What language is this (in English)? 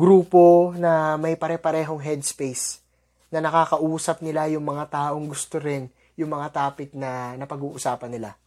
Filipino